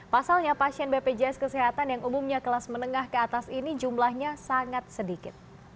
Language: Indonesian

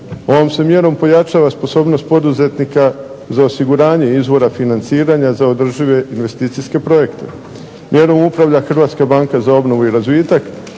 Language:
Croatian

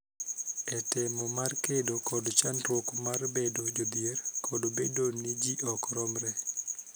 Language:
Luo (Kenya and Tanzania)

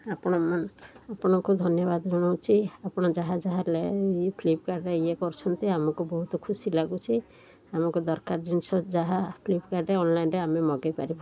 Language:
Odia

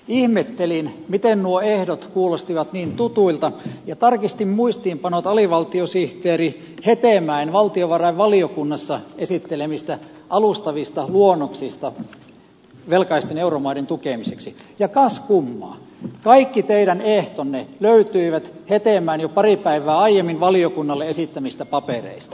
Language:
Finnish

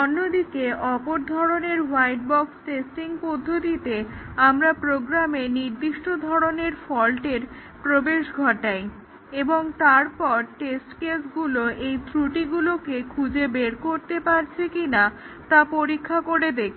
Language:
Bangla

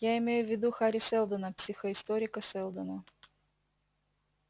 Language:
Russian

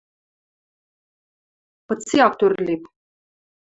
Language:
Western Mari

